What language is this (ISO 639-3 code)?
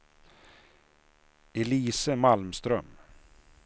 swe